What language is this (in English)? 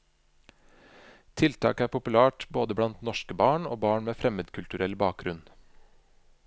Norwegian